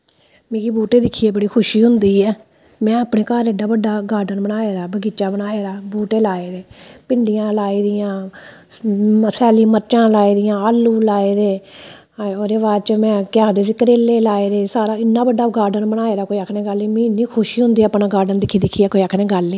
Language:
Dogri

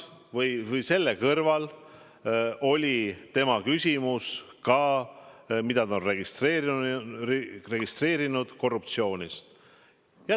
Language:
Estonian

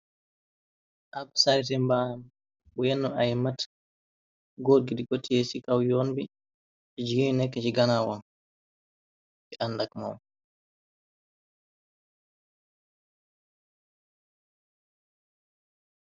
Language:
Wolof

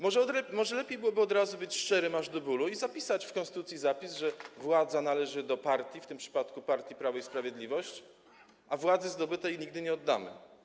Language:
Polish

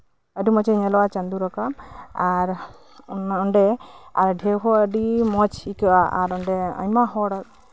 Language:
Santali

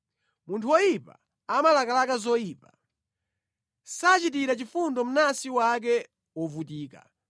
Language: Nyanja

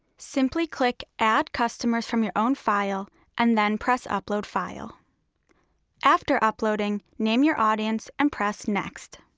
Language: English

